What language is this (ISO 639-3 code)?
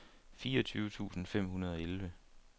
dan